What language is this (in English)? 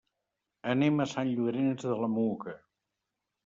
Catalan